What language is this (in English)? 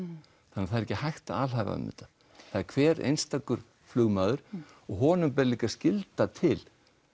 Icelandic